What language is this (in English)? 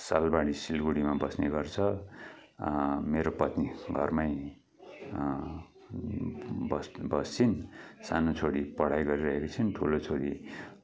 Nepali